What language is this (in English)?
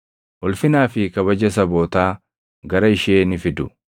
Oromo